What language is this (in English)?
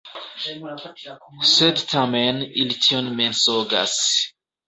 Esperanto